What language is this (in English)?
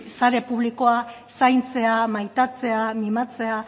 Basque